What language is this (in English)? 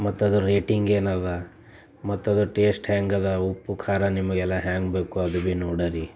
Kannada